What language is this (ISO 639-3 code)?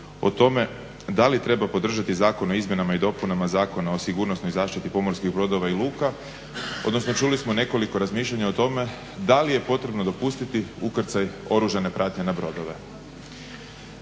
hrv